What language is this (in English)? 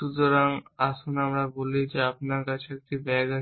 Bangla